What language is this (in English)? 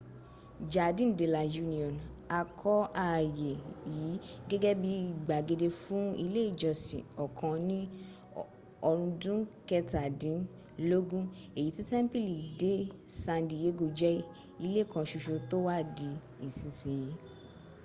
Yoruba